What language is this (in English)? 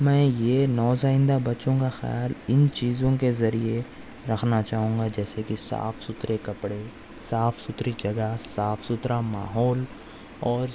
Urdu